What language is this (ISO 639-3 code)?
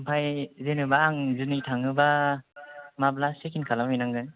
brx